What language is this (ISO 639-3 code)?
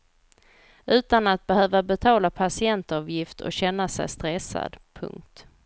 swe